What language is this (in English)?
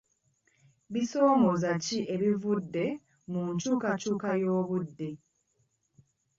Ganda